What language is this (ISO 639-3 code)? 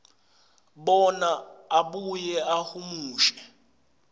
ssw